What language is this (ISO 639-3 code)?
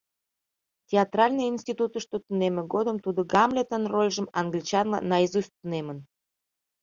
chm